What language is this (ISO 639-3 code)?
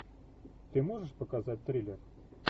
rus